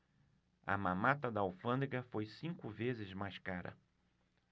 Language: Portuguese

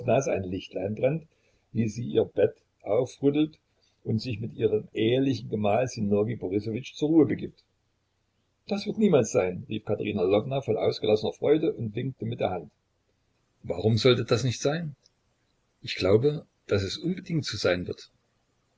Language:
German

